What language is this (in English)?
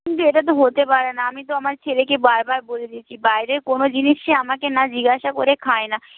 Bangla